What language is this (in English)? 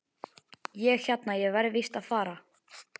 Icelandic